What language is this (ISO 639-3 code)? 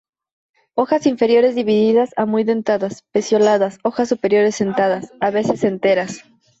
spa